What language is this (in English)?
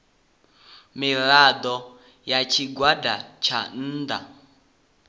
Venda